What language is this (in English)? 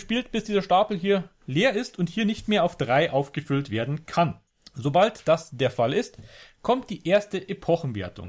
German